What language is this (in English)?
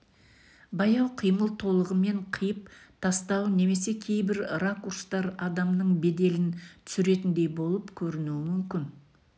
Kazakh